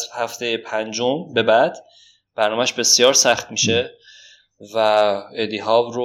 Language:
Persian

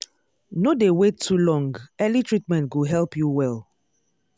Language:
Nigerian Pidgin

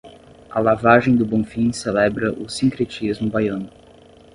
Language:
Portuguese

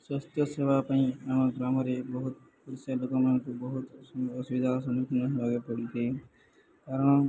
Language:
Odia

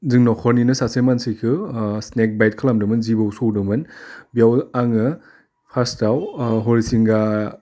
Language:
Bodo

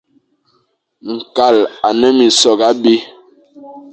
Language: Fang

